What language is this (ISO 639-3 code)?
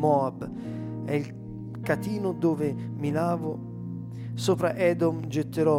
ita